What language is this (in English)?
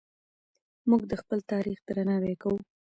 Pashto